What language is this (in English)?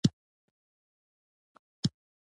Pashto